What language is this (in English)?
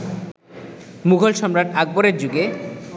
Bangla